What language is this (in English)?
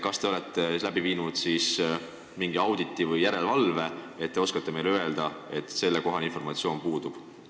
Estonian